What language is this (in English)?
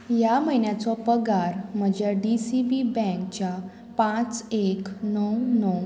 Konkani